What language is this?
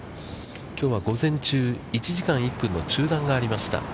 Japanese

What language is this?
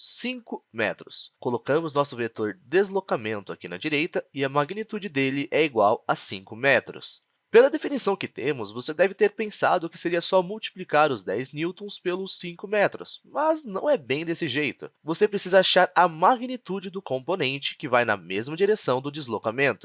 Portuguese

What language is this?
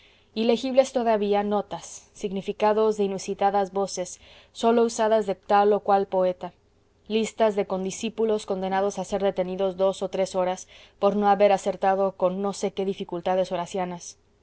Spanish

